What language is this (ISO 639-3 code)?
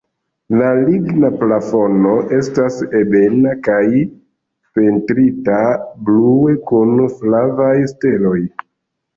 epo